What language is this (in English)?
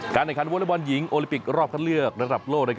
Thai